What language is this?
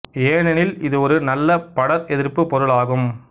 Tamil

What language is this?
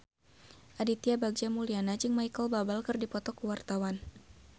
Sundanese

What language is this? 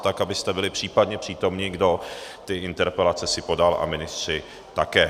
Czech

